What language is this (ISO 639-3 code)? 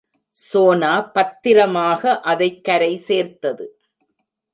tam